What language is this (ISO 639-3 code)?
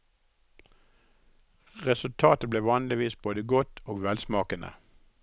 nor